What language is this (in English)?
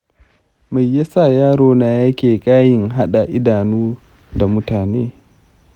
Hausa